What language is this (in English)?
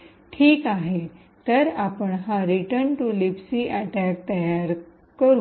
Marathi